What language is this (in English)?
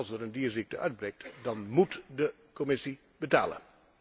Dutch